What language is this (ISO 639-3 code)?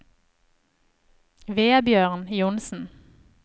nor